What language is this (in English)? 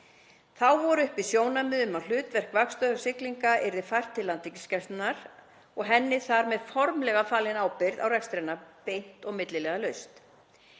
Icelandic